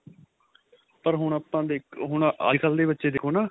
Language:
Punjabi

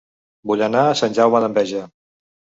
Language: Catalan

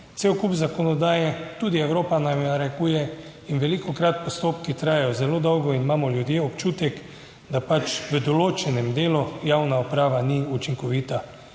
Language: Slovenian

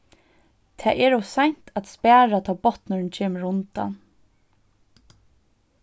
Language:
Faroese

